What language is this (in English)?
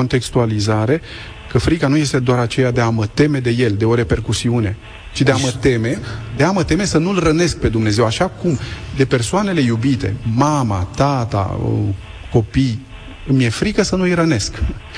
Romanian